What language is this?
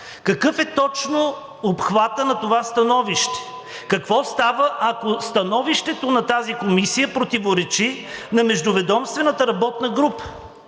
Bulgarian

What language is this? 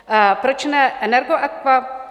Czech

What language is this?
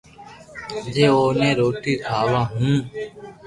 Loarki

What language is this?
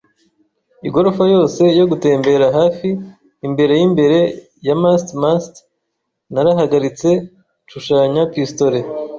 Kinyarwanda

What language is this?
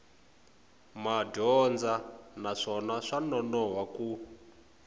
Tsonga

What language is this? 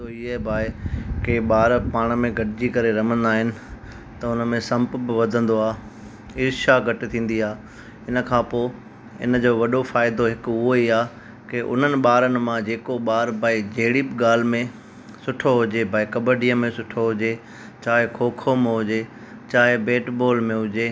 Sindhi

